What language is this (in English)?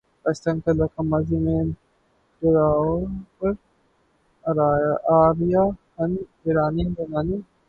Urdu